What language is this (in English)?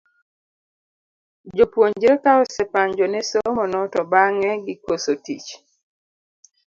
Luo (Kenya and Tanzania)